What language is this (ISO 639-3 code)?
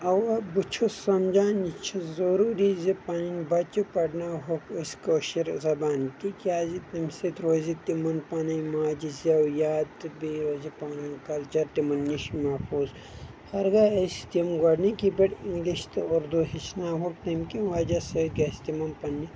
kas